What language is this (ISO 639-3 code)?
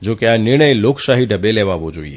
guj